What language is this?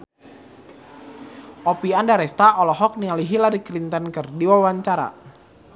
Sundanese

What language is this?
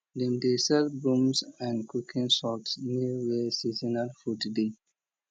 Nigerian Pidgin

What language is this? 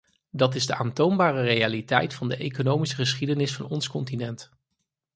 Dutch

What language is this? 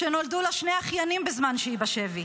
Hebrew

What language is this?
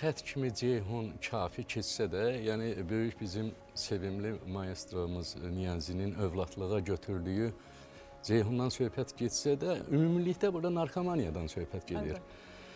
Turkish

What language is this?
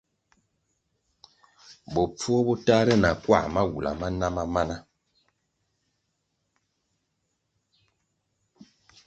Kwasio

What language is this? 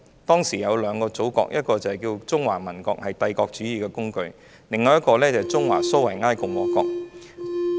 Cantonese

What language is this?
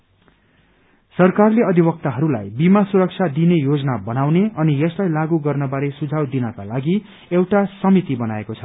Nepali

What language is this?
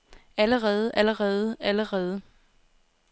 Danish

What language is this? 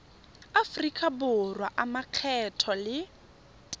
Tswana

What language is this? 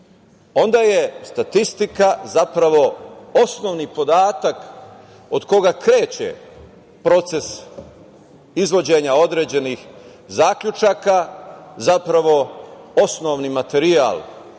Serbian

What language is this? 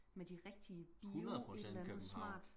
Danish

